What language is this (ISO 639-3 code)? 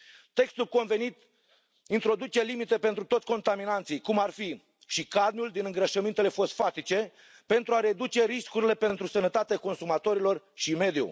ron